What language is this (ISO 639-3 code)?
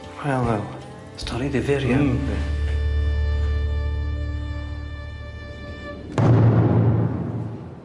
cym